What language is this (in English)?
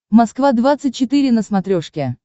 Russian